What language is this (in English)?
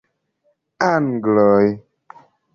Esperanto